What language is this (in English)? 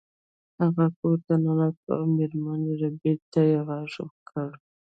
Pashto